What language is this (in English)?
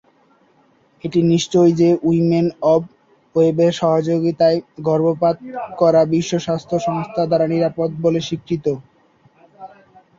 Bangla